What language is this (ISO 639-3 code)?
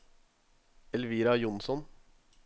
nor